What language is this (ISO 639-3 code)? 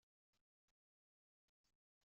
kab